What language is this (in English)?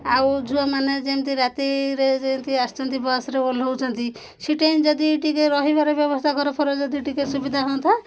Odia